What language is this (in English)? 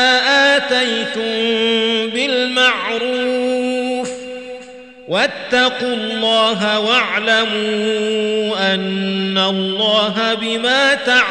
Arabic